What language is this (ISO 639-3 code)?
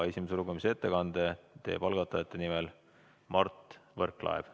est